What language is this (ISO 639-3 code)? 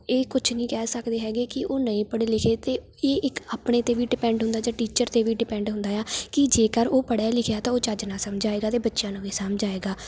pan